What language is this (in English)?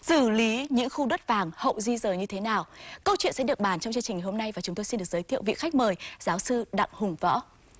Vietnamese